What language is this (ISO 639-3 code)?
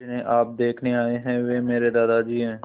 hin